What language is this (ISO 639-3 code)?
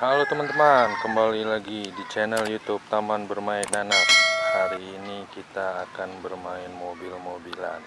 ind